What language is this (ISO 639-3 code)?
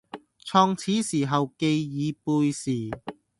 yue